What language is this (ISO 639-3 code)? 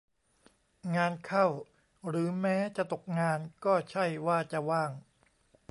tha